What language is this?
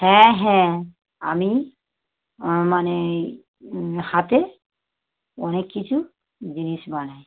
Bangla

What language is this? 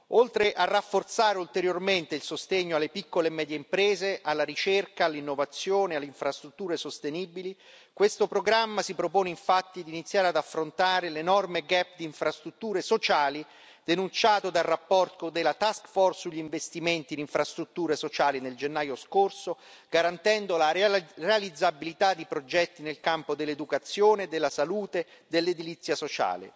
Italian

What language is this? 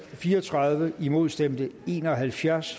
Danish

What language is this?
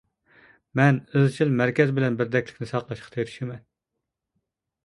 Uyghur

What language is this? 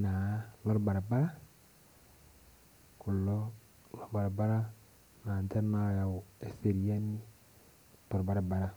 Masai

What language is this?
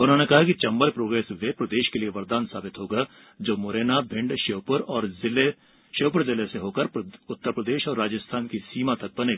Hindi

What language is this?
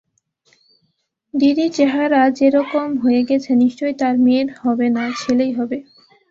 Bangla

